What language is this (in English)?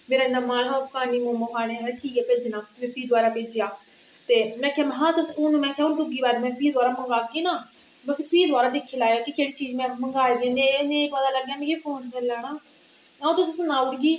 Dogri